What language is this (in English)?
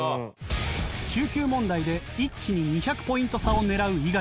Japanese